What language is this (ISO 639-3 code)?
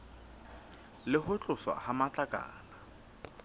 sot